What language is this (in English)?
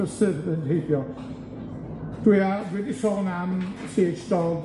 Welsh